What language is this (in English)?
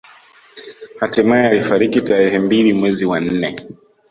Swahili